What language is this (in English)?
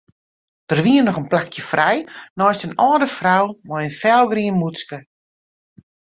Western Frisian